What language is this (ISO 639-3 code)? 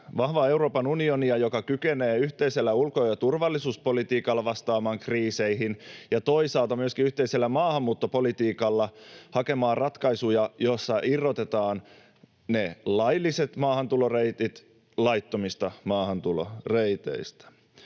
fin